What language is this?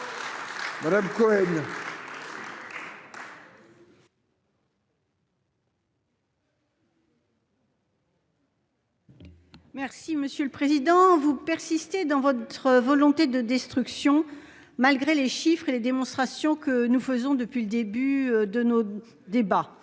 French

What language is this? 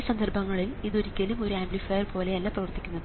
Malayalam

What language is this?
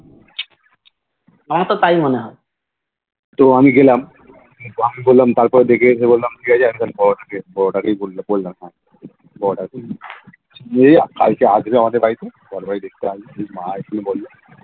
Bangla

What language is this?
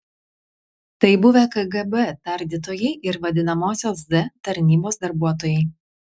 Lithuanian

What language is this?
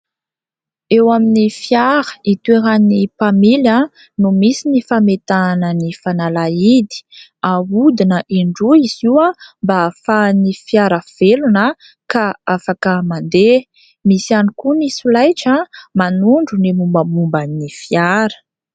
Malagasy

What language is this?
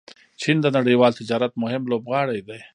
Pashto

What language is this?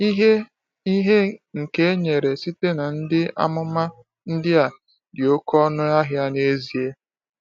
Igbo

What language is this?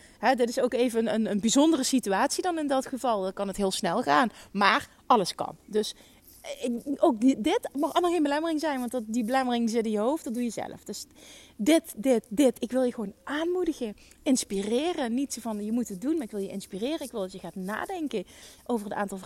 Dutch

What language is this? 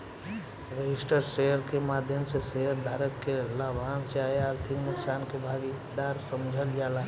Bhojpuri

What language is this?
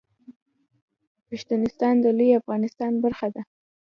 Pashto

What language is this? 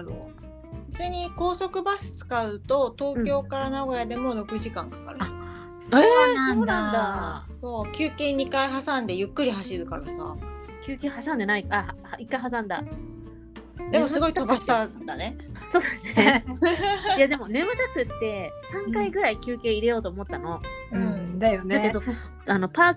Japanese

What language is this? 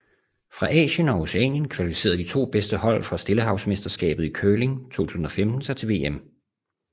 Danish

